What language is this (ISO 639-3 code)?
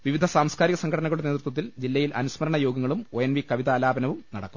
mal